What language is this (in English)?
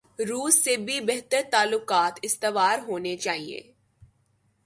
Urdu